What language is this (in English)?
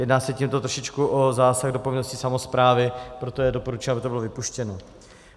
Czech